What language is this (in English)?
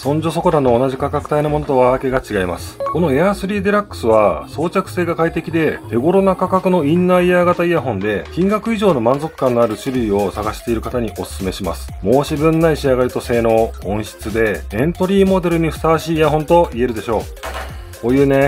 Japanese